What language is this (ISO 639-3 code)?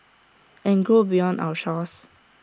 eng